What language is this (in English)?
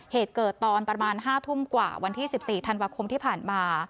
Thai